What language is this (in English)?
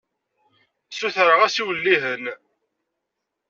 Kabyle